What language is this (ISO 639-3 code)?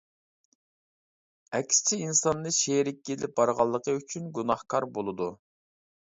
uig